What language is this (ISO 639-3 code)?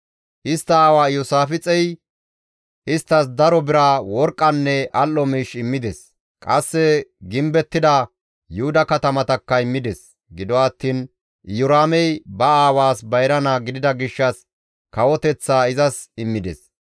gmv